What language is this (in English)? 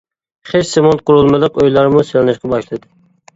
Uyghur